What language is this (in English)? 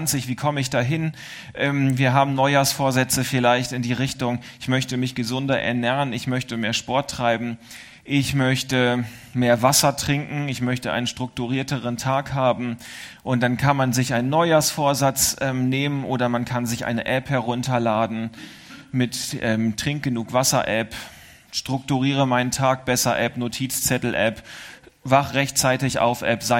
German